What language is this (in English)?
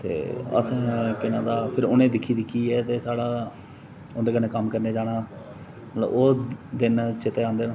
Dogri